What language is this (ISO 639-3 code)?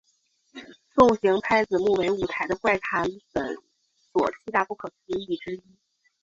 zho